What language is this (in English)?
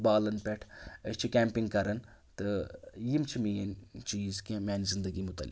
Kashmiri